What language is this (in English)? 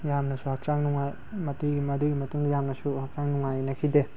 Manipuri